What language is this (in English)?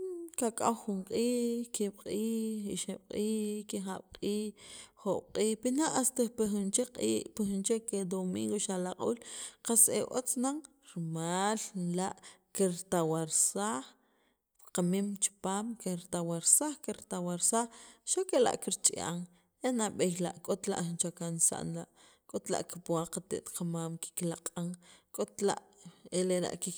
Sacapulteco